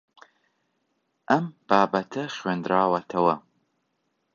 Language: Central Kurdish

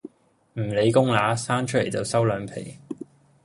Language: Cantonese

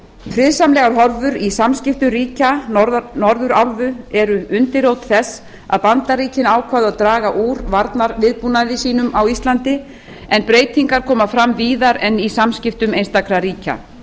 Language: Icelandic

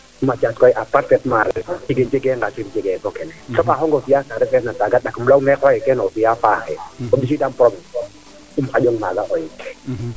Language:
Serer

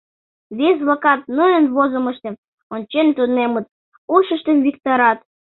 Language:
Mari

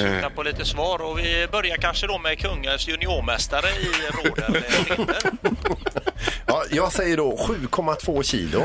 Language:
Swedish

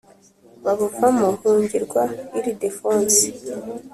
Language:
Kinyarwanda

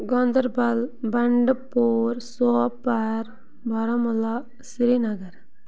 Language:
Kashmiri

